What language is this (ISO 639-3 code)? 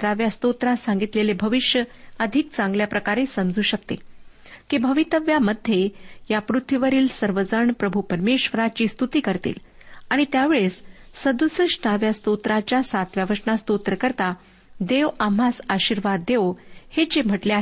mar